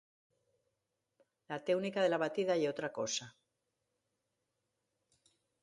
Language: Asturian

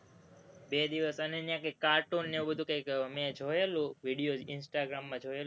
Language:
Gujarati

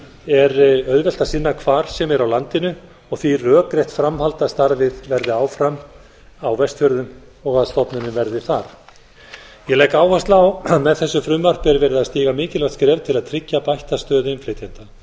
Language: Icelandic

